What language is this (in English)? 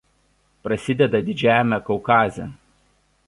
Lithuanian